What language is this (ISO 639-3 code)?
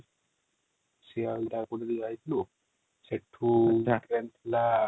ori